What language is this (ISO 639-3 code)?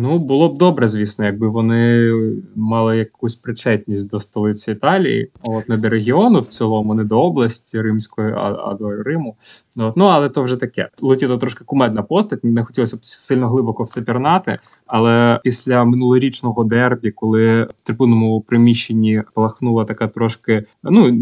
ukr